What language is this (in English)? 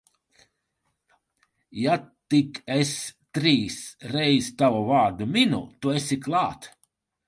Latvian